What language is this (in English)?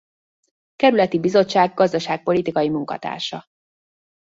Hungarian